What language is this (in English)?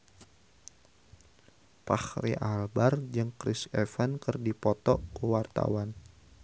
Sundanese